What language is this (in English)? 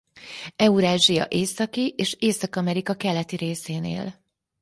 Hungarian